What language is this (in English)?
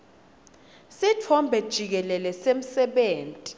Swati